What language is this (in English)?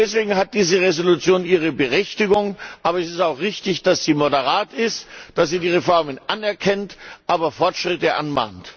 German